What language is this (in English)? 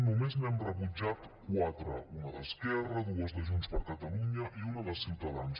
Catalan